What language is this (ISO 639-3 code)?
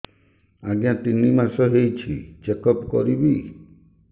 ori